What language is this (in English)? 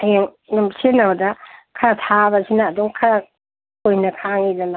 Manipuri